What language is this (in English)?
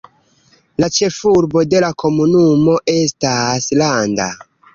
Esperanto